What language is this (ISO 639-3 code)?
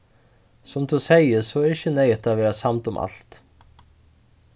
fao